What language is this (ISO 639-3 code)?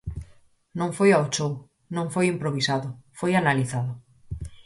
glg